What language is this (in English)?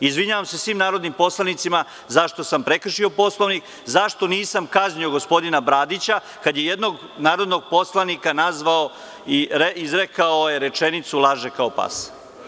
Serbian